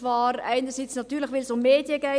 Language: Swiss German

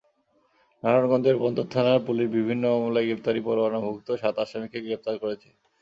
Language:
Bangla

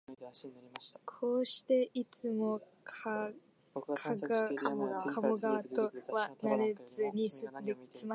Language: Japanese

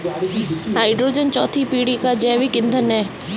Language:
Hindi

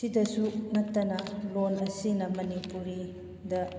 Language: Manipuri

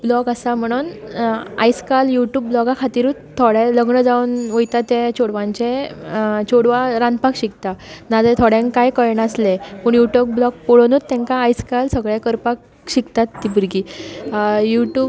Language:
Konkani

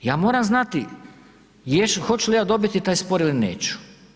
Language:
Croatian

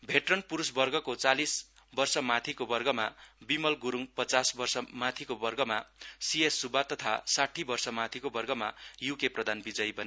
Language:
Nepali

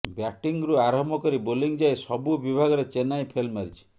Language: Odia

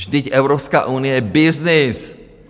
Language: Czech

